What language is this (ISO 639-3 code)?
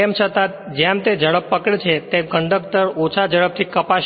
guj